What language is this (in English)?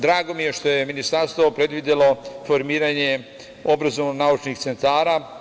Serbian